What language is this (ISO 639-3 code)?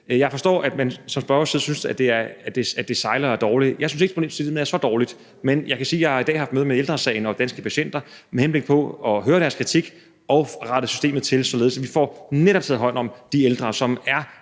dan